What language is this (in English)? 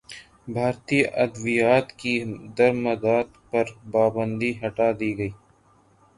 Urdu